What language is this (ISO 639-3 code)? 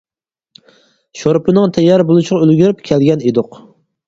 uig